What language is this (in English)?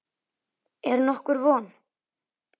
Icelandic